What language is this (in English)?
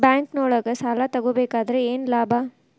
Kannada